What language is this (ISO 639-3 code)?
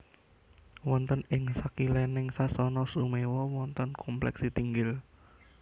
jav